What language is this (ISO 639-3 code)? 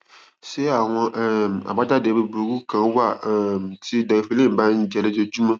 yor